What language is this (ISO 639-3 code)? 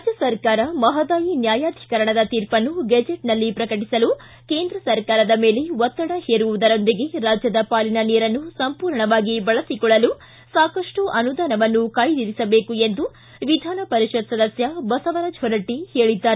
kan